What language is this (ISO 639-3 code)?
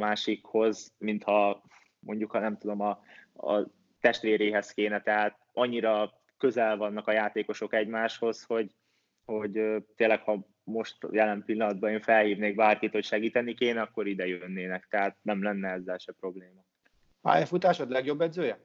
hun